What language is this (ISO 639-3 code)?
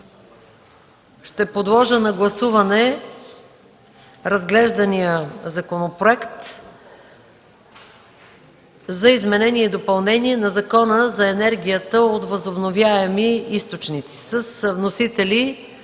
bul